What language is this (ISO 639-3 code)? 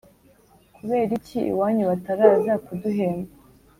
kin